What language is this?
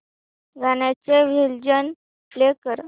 Marathi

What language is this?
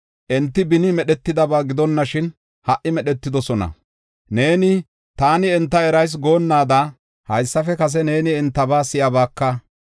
Gofa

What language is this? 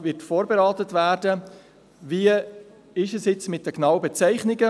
Swiss German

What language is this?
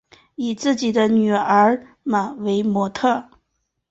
Chinese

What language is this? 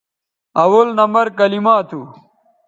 Bateri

